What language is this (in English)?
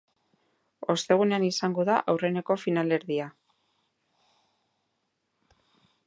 Basque